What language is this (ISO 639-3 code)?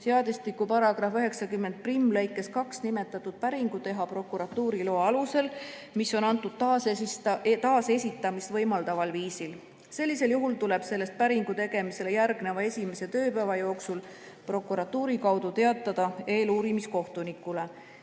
est